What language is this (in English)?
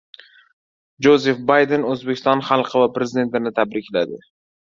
Uzbek